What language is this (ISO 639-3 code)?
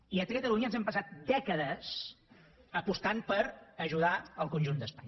cat